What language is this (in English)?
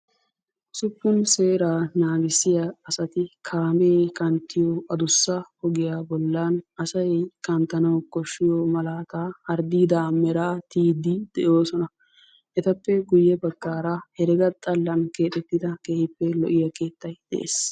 Wolaytta